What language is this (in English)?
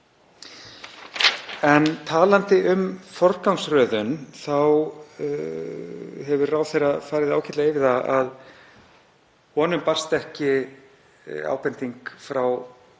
Icelandic